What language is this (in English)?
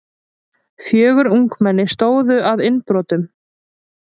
Icelandic